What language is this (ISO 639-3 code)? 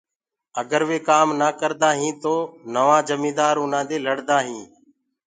ggg